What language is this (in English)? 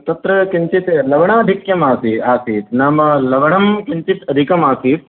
Sanskrit